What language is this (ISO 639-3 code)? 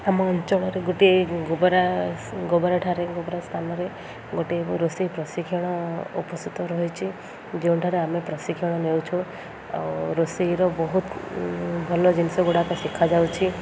ori